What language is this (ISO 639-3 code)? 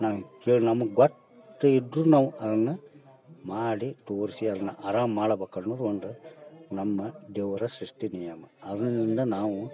kan